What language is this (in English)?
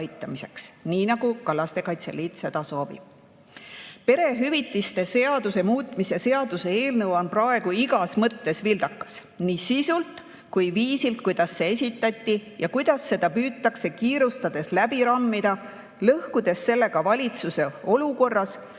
Estonian